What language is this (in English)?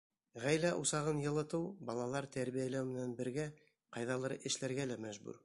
Bashkir